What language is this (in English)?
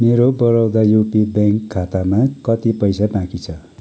Nepali